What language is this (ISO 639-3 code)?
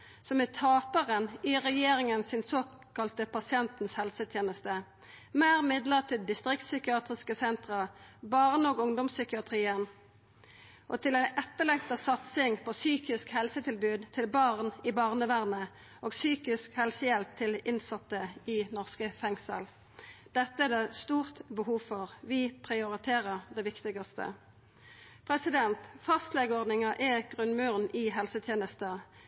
nno